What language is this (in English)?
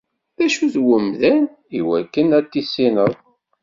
Kabyle